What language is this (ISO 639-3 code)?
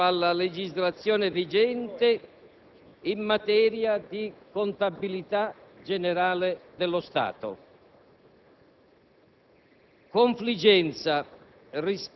ita